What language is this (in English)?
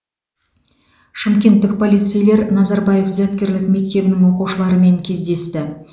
Kazakh